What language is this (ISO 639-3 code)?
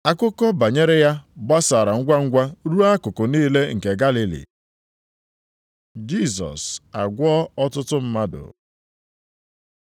ibo